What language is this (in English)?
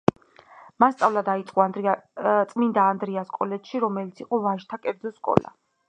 Georgian